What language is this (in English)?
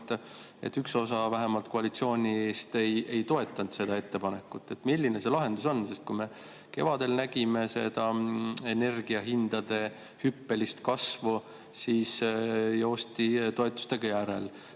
Estonian